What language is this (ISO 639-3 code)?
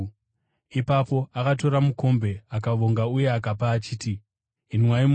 sna